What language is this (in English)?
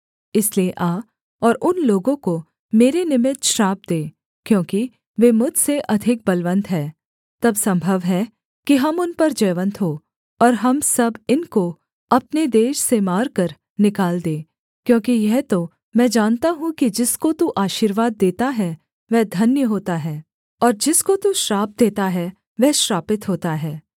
Hindi